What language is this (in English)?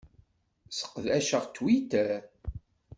Kabyle